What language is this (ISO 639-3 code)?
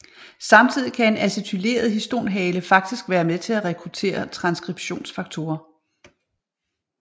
dan